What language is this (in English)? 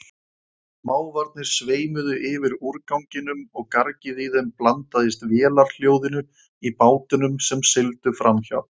Icelandic